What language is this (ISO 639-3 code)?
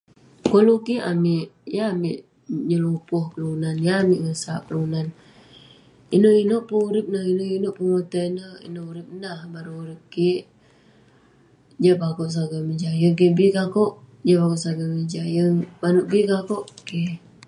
pne